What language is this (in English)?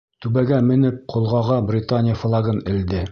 Bashkir